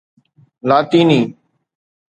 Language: Sindhi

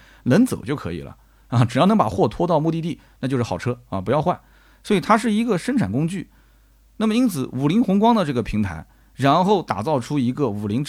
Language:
Chinese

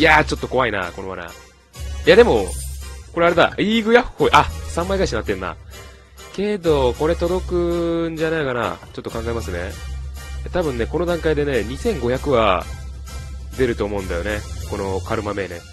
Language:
Japanese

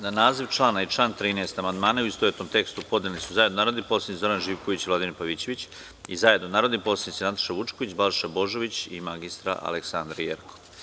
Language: Serbian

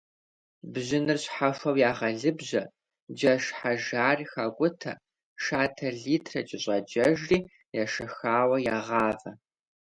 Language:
Kabardian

